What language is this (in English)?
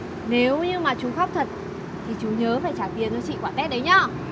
Vietnamese